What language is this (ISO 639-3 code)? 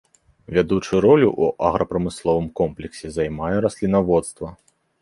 bel